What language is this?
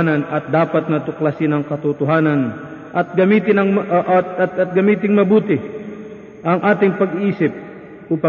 Filipino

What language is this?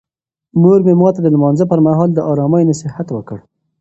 Pashto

